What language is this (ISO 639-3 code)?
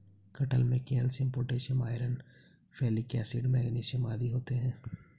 hin